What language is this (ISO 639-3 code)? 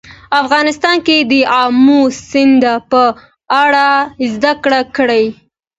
pus